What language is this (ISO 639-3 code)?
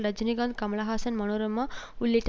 tam